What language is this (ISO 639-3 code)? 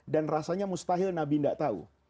ind